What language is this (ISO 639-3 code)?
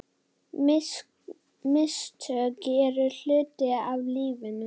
isl